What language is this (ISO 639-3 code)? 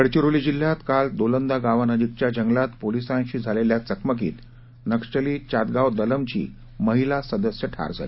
mar